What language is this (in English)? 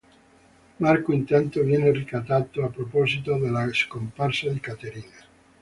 Italian